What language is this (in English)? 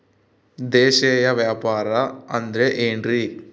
Kannada